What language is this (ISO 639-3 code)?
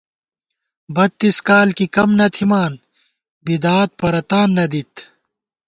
gwt